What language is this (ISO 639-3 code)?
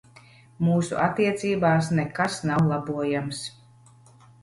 lav